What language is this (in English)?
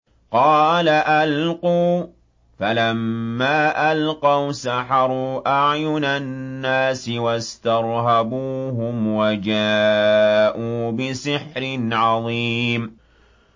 Arabic